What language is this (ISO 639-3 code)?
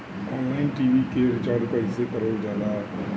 bho